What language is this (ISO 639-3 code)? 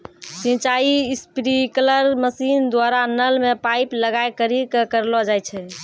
mai